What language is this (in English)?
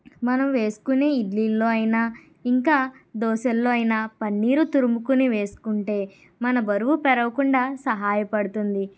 Telugu